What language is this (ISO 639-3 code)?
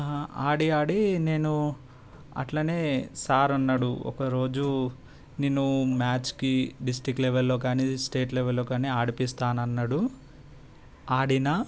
tel